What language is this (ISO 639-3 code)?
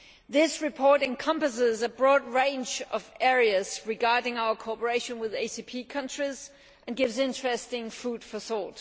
eng